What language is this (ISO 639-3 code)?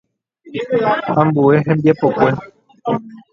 grn